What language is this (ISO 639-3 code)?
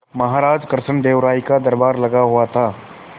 hin